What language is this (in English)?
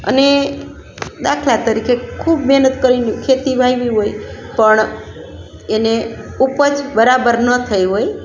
Gujarati